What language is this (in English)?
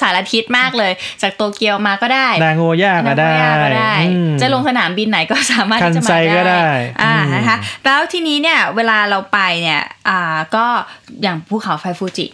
Thai